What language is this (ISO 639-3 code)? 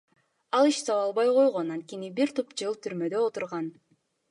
kir